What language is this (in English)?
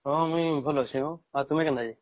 Odia